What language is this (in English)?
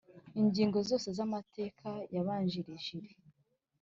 Kinyarwanda